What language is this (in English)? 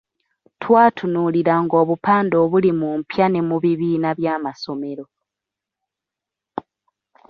Ganda